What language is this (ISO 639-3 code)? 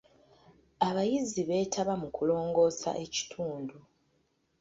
lug